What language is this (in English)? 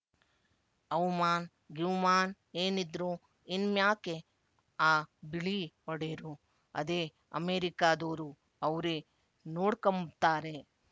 Kannada